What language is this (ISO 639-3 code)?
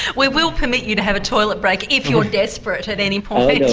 eng